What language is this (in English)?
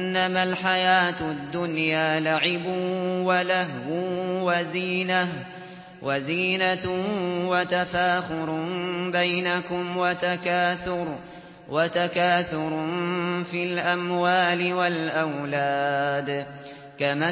Arabic